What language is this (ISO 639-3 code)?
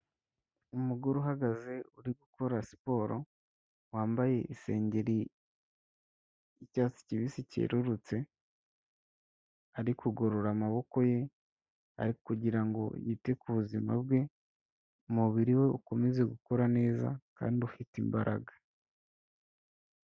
kin